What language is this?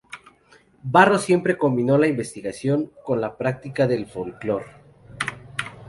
Spanish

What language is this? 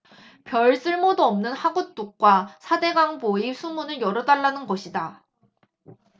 Korean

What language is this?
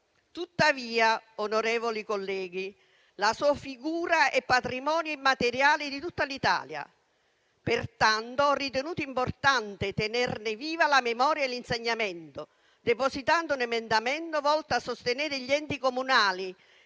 Italian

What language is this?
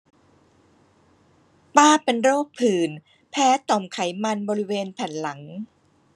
Thai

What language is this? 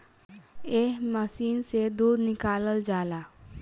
Bhojpuri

